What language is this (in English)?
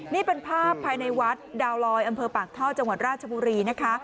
Thai